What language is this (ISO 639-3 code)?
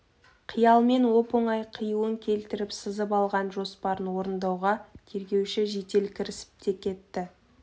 kaz